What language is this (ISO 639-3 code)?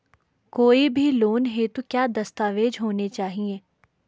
hin